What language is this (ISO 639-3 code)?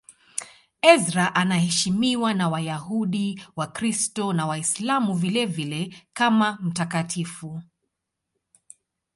swa